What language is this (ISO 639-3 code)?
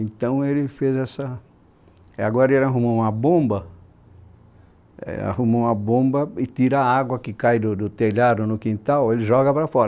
por